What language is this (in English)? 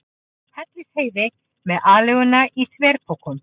Icelandic